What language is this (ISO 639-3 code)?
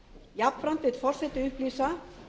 isl